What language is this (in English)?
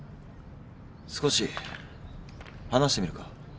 Japanese